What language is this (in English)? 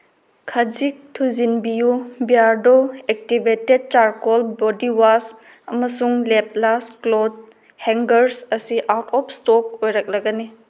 Manipuri